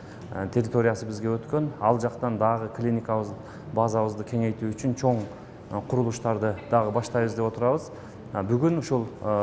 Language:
Turkish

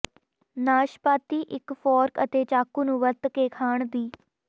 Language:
Punjabi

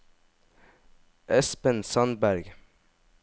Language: Norwegian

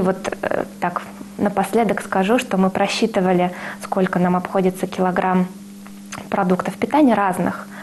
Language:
Russian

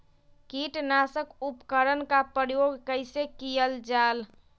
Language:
Magahi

